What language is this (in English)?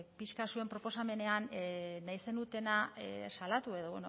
Basque